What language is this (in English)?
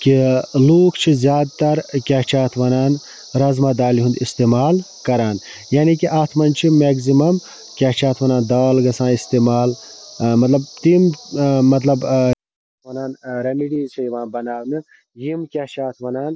Kashmiri